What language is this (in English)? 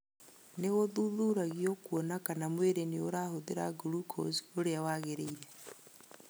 Kikuyu